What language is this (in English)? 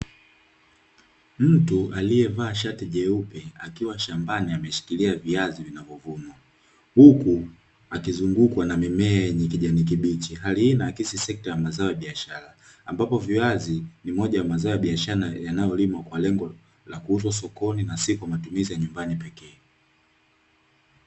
Swahili